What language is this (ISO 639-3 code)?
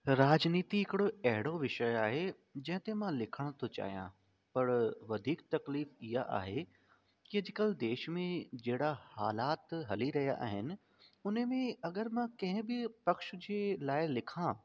snd